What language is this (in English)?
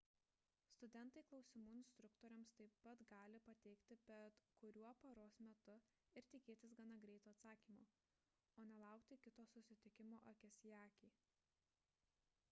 Lithuanian